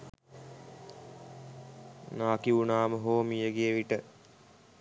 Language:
Sinhala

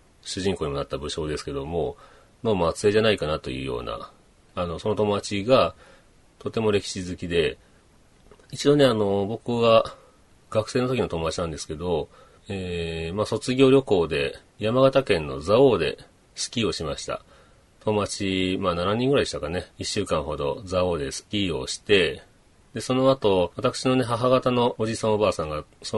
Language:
Japanese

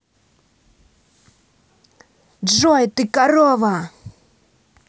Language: Russian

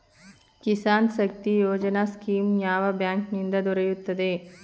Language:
Kannada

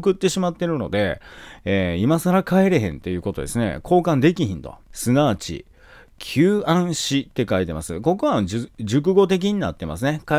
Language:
Japanese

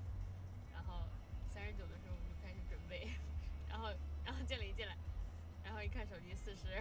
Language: Chinese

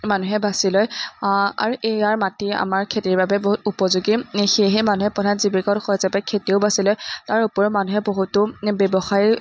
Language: Assamese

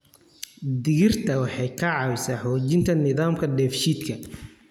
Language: Somali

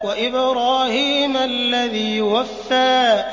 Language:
Arabic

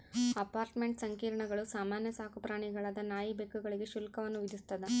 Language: Kannada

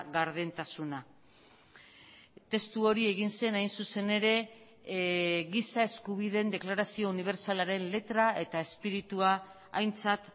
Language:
Basque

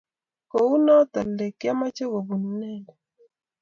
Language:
Kalenjin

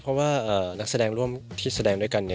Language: Thai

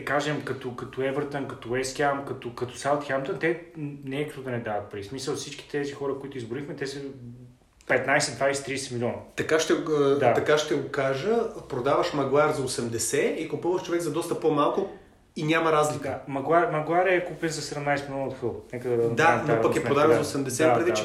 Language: Bulgarian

